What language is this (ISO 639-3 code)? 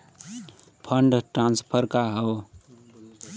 bho